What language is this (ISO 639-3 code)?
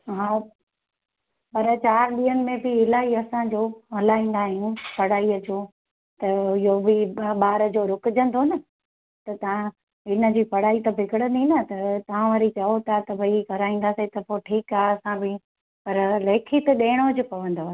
snd